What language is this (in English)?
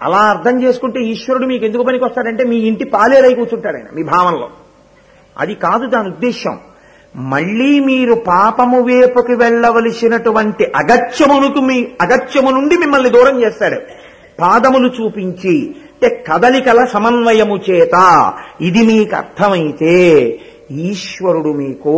Telugu